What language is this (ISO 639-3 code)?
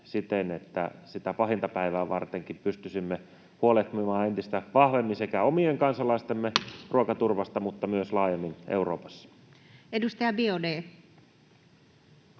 fin